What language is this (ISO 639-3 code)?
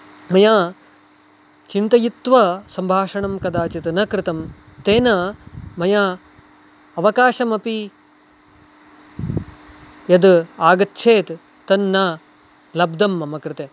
san